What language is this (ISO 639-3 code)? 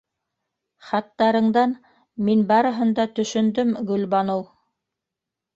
bak